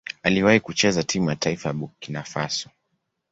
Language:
Swahili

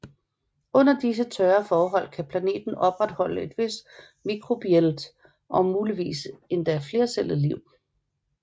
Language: Danish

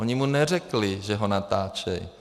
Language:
Czech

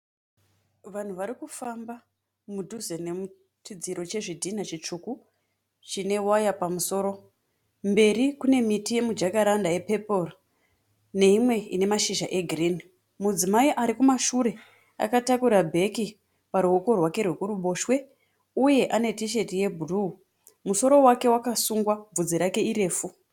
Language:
Shona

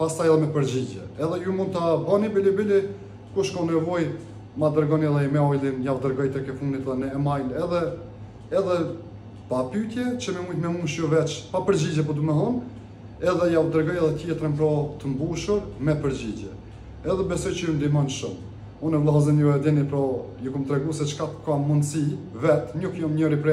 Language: Romanian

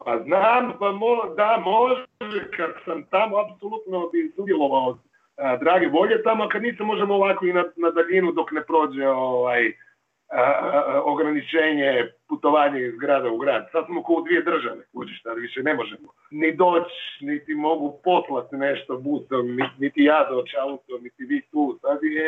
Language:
Croatian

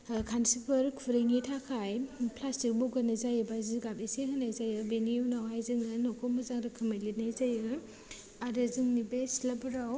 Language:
Bodo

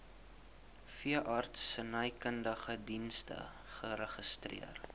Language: Afrikaans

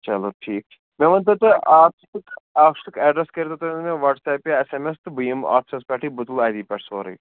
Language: Kashmiri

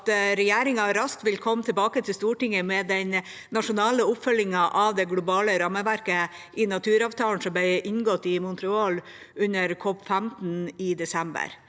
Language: Norwegian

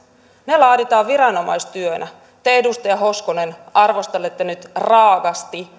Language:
Finnish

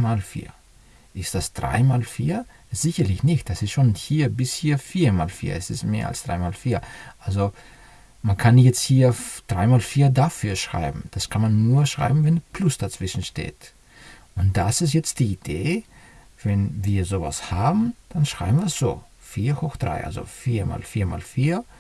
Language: German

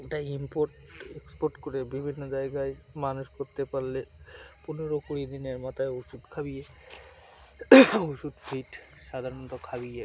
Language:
Bangla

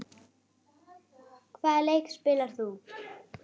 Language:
Icelandic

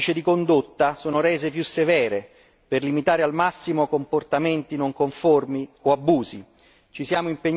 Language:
Italian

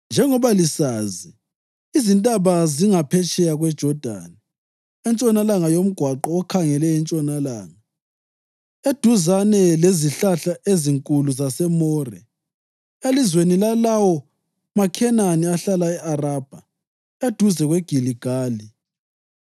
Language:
North Ndebele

